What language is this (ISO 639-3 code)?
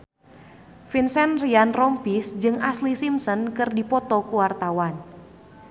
sun